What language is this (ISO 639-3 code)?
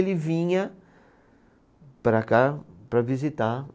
por